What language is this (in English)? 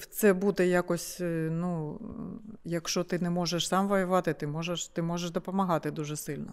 Ukrainian